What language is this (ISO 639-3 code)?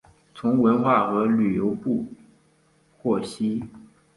zho